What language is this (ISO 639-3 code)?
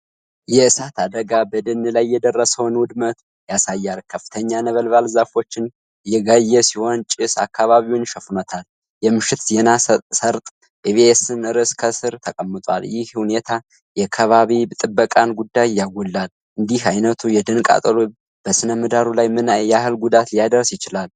amh